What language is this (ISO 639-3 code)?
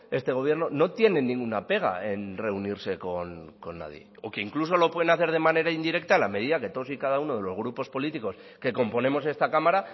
spa